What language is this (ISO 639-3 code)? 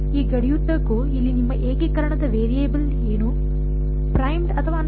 kan